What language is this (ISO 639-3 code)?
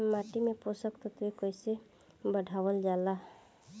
bho